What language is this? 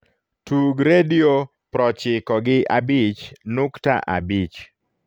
Luo (Kenya and Tanzania)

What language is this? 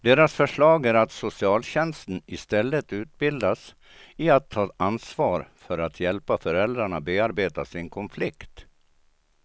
Swedish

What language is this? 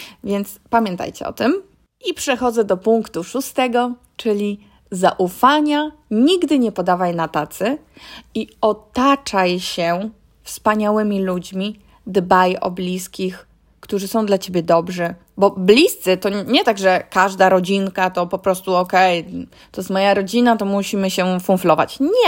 Polish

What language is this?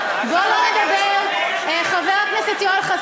Hebrew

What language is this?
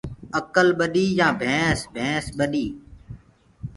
Gurgula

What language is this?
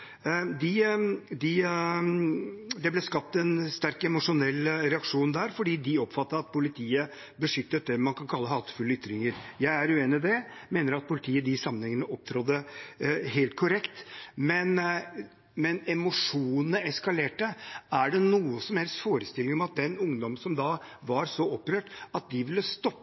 Norwegian Bokmål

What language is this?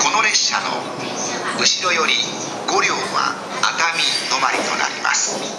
Japanese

